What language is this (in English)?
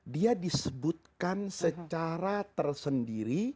Indonesian